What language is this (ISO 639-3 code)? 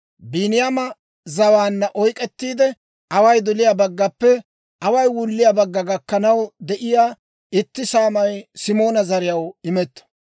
dwr